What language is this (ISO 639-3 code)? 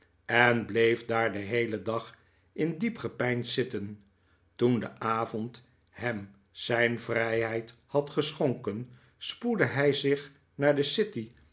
nld